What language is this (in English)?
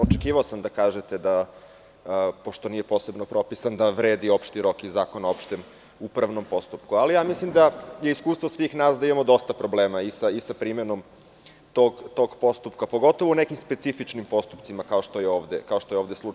Serbian